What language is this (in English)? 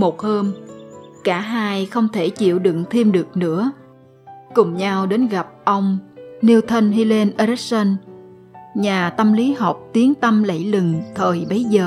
Vietnamese